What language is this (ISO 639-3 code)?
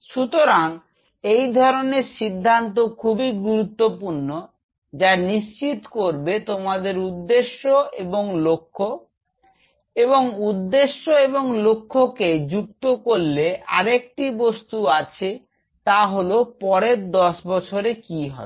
ben